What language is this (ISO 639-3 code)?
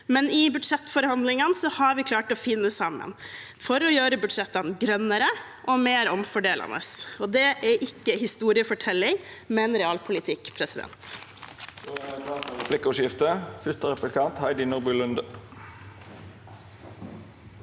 nor